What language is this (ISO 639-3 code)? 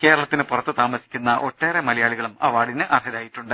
mal